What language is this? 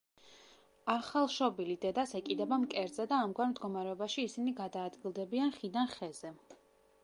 Georgian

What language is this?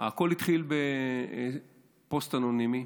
Hebrew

